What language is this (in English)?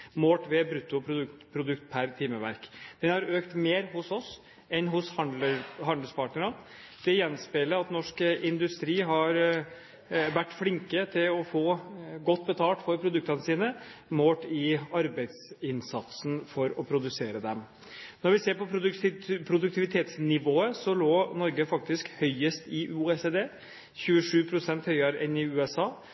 Norwegian Bokmål